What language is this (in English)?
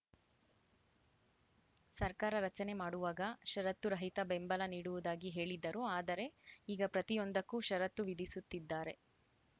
Kannada